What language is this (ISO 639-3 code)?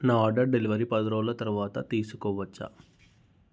tel